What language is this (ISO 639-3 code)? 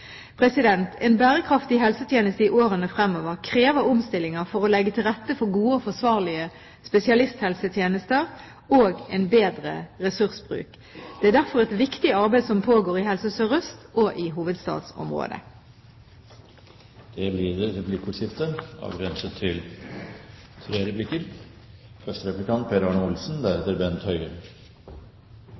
nob